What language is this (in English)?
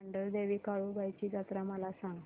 Marathi